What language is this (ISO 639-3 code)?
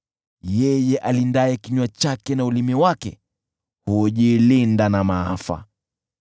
swa